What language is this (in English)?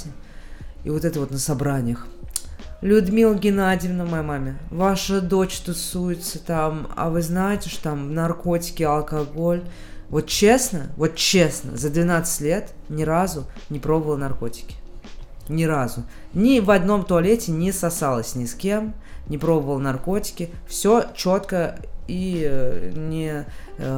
Russian